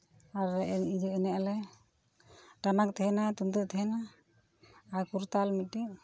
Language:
Santali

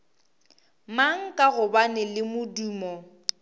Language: Northern Sotho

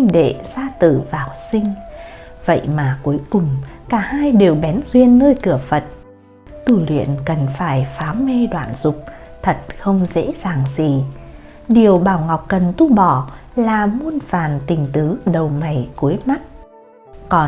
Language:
Vietnamese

